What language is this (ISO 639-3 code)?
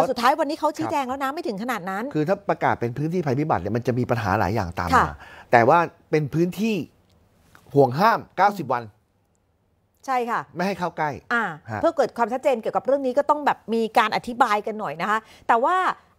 tha